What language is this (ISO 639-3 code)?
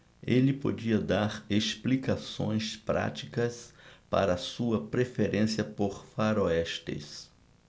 por